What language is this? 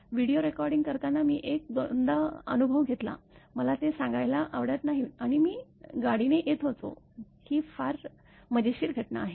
Marathi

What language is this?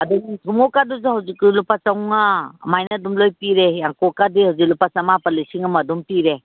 Manipuri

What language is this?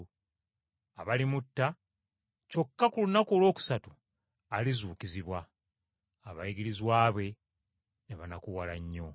Ganda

